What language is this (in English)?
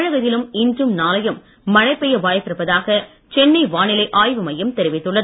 Tamil